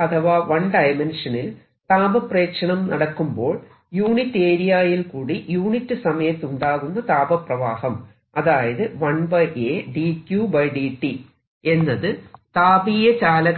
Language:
Malayalam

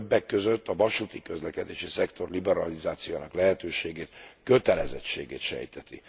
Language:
Hungarian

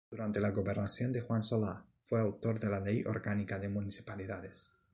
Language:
Spanish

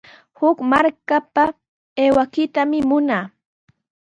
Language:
Sihuas Ancash Quechua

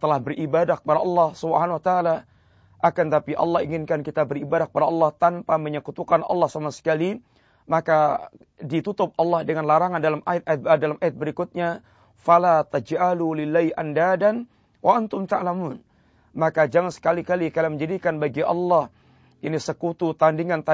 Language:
Malay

